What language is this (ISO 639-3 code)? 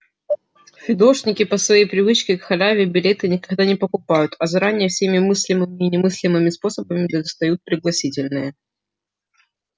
rus